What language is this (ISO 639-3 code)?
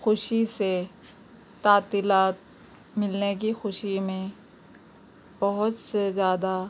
urd